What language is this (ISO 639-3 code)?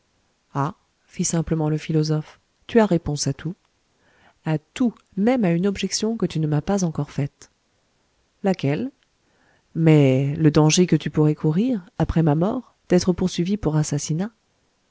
fra